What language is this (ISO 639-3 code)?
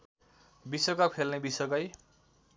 nep